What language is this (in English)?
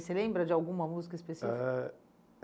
Portuguese